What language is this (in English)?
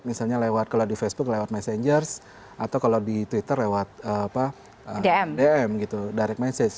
Indonesian